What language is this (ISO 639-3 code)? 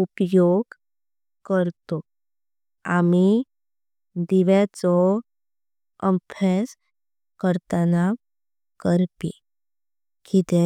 kok